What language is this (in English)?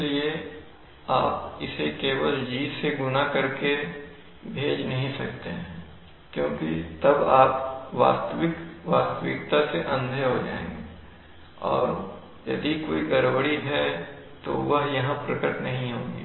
Hindi